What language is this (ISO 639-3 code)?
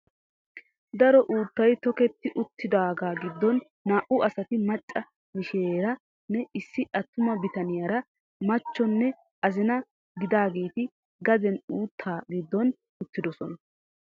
wal